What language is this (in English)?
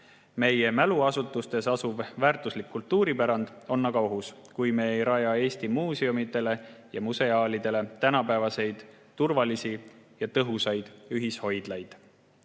Estonian